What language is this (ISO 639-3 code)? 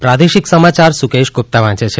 guj